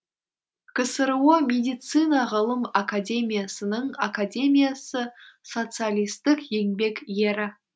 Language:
Kazakh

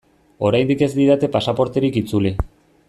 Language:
Basque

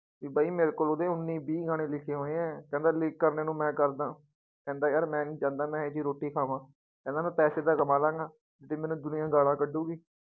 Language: Punjabi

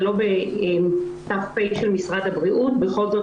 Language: Hebrew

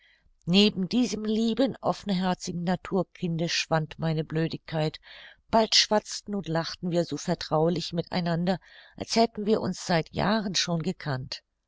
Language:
German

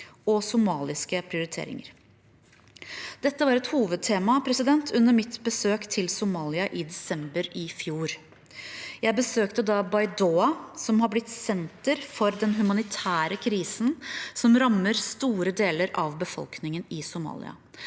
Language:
Norwegian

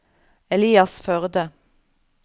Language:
Norwegian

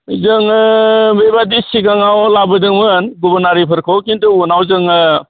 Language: Bodo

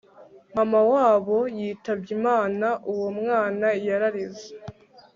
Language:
Kinyarwanda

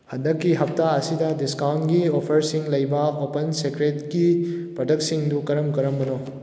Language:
Manipuri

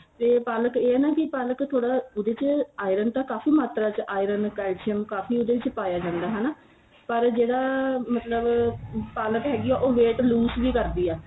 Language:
Punjabi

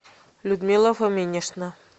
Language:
Russian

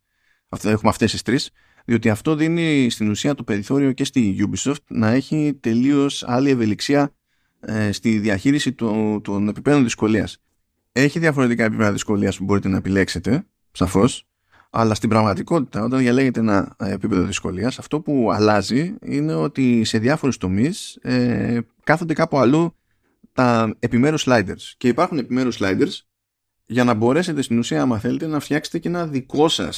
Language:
Greek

